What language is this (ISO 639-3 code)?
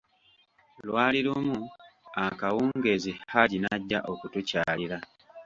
lug